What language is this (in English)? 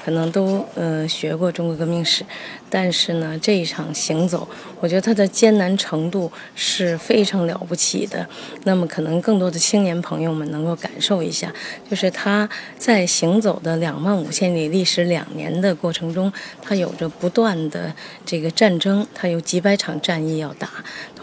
Chinese